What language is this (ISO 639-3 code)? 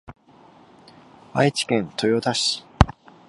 jpn